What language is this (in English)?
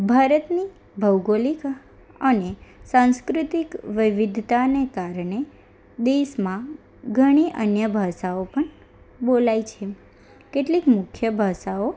Gujarati